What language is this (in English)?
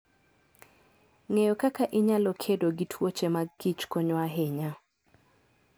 Luo (Kenya and Tanzania)